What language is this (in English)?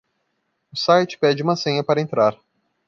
Portuguese